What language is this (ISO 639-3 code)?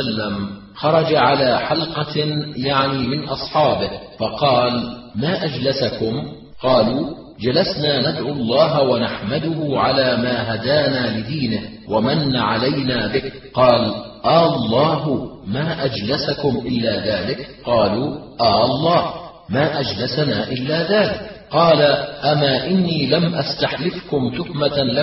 ara